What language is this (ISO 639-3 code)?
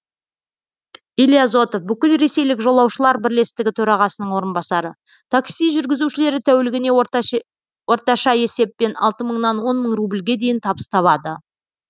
kaz